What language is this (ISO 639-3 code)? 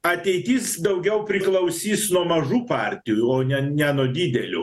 lit